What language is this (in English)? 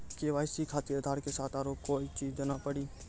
Maithili